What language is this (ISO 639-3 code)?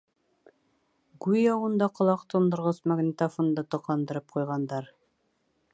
bak